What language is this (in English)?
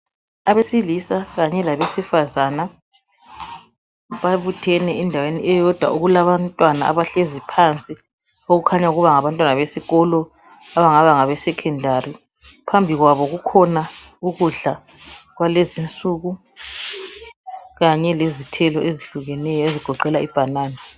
North Ndebele